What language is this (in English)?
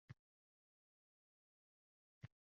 Uzbek